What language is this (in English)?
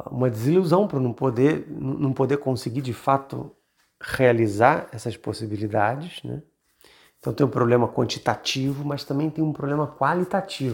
Portuguese